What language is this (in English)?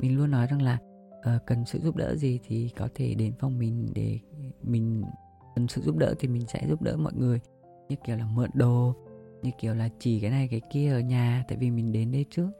Vietnamese